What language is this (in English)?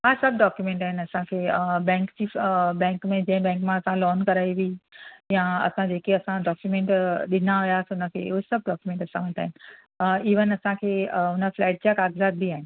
Sindhi